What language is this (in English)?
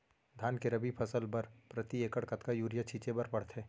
Chhattisgarhi